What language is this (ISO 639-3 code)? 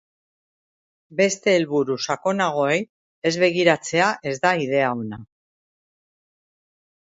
eus